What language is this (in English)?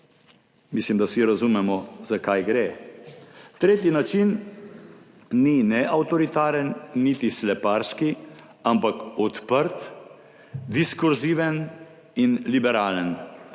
Slovenian